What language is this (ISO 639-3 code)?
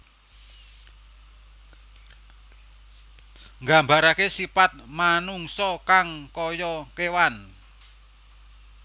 jav